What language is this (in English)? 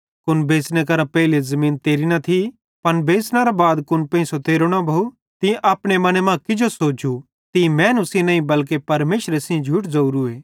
Bhadrawahi